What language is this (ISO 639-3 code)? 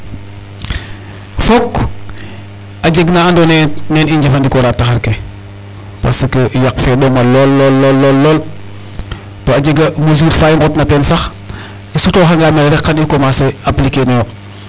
srr